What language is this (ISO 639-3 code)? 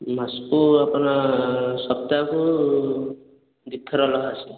ori